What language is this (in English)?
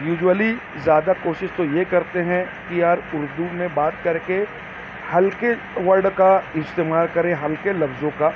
Urdu